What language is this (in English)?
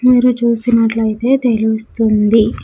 Telugu